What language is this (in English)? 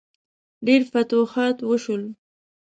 Pashto